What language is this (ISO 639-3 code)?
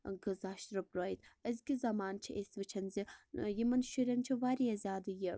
kas